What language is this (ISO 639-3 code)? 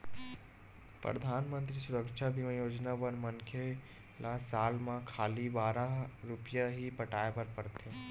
hne